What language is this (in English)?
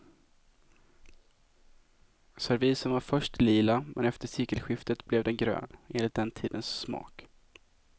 Swedish